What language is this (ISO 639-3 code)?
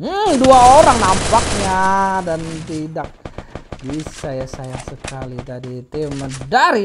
ind